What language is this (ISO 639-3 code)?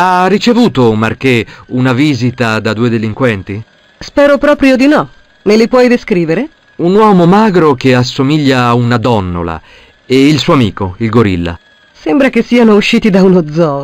ita